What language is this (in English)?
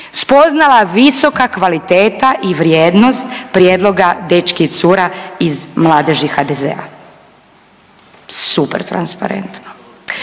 Croatian